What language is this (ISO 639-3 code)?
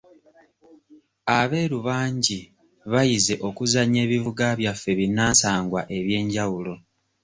lug